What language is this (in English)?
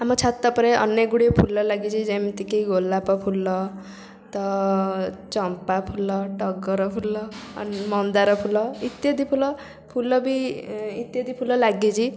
Odia